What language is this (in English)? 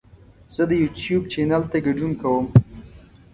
Pashto